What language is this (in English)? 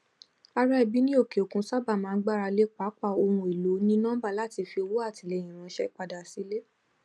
Yoruba